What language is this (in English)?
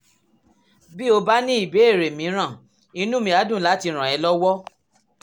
Yoruba